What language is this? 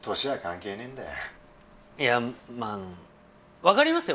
Japanese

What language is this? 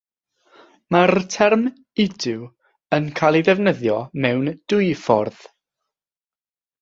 Welsh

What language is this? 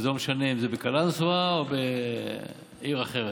Hebrew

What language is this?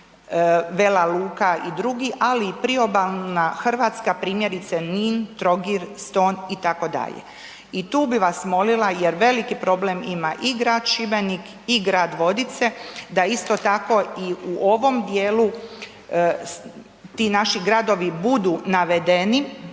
Croatian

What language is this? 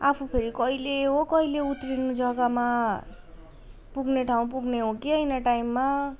Nepali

